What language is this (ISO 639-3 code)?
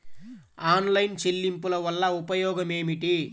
tel